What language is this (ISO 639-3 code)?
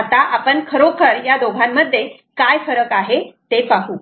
mar